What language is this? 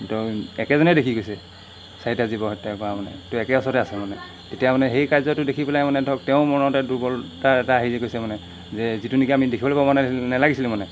Assamese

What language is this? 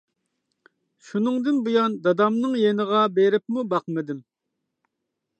Uyghur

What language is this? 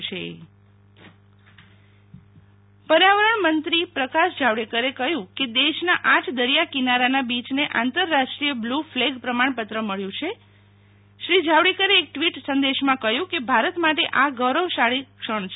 Gujarati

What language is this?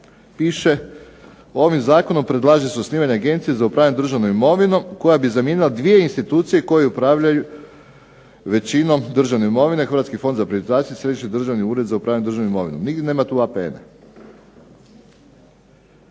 Croatian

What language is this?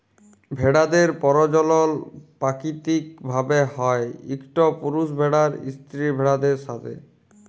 Bangla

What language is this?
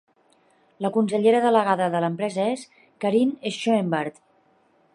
Catalan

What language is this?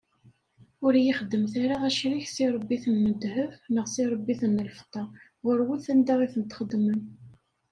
Kabyle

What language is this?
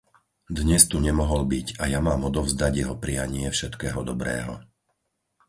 Slovak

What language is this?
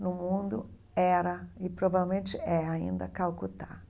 Portuguese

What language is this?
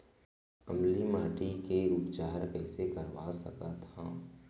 Chhattisgarhi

